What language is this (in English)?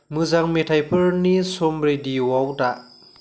Bodo